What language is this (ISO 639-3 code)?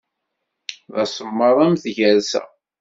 kab